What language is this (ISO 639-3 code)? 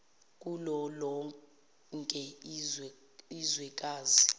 zul